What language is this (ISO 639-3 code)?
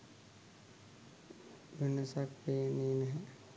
sin